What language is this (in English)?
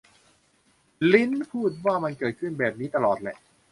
Thai